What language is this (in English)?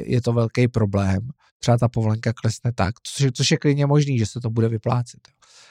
Czech